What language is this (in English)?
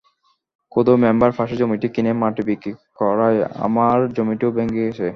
Bangla